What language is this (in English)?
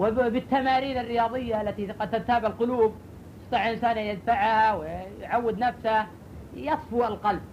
Arabic